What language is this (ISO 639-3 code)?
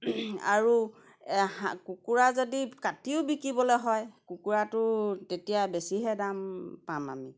asm